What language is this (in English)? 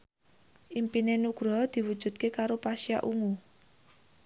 Javanese